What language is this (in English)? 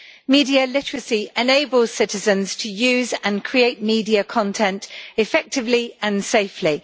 English